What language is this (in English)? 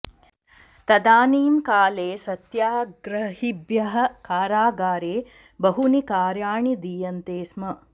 Sanskrit